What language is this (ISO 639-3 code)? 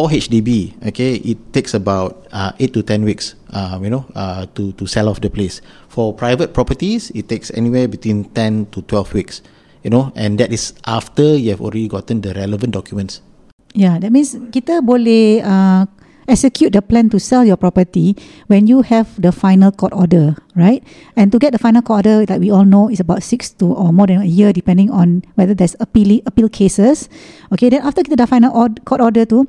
msa